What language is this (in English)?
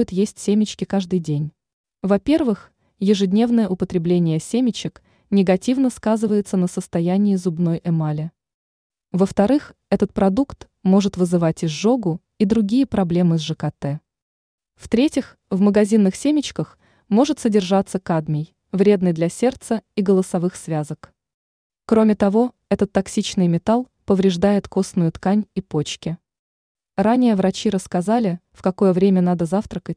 Russian